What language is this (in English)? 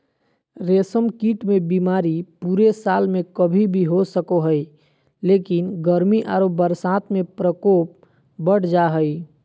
Magahi